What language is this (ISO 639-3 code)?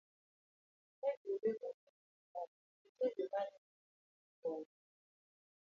luo